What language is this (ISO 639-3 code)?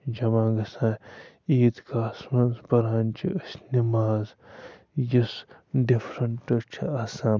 kas